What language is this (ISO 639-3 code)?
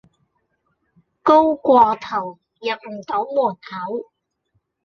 yue